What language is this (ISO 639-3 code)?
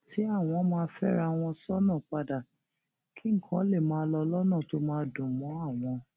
yor